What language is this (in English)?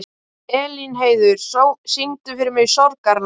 Icelandic